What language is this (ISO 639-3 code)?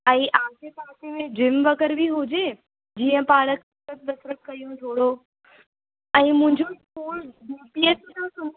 snd